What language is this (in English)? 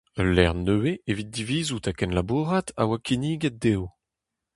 Breton